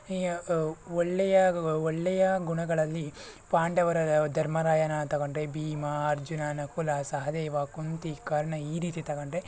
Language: Kannada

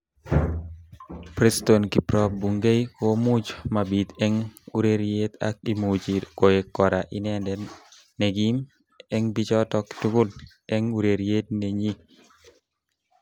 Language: Kalenjin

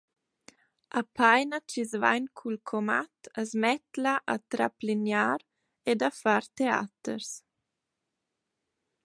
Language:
Romansh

